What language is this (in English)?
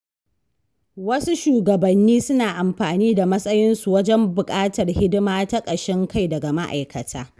Hausa